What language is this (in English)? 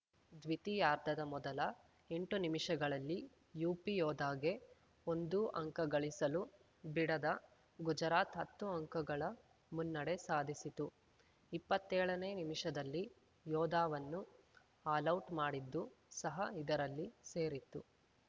Kannada